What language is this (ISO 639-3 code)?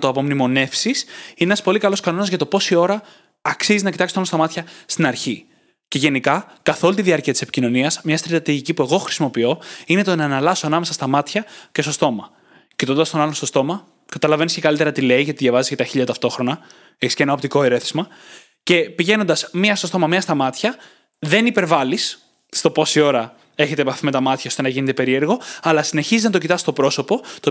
ell